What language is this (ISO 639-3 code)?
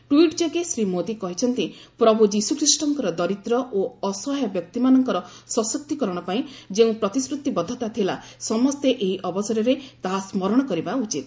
ori